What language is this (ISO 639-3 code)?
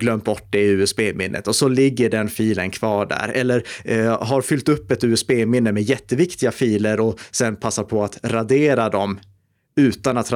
swe